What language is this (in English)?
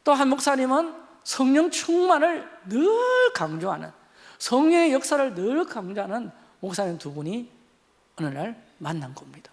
Korean